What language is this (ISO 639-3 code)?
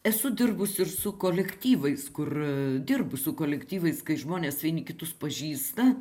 lit